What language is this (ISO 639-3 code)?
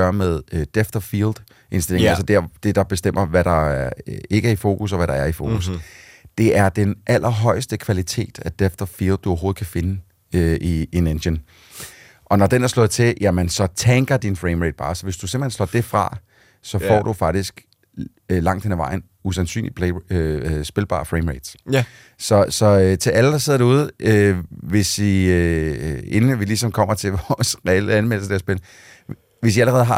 dan